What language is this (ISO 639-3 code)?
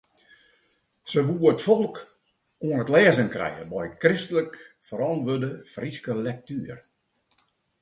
fry